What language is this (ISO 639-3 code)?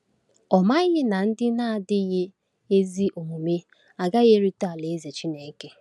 ibo